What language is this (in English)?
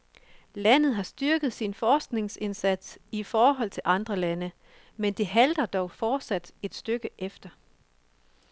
Danish